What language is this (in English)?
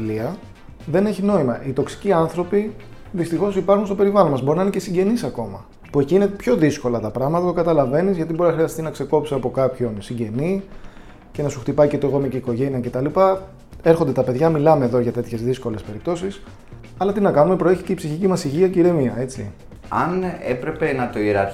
Greek